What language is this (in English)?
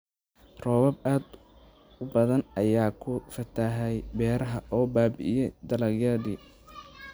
Somali